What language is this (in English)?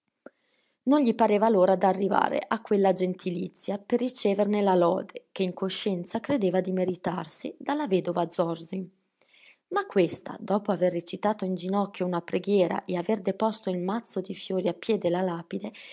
Italian